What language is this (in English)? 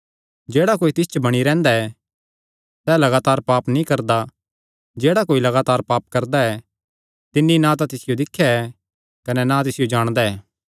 Kangri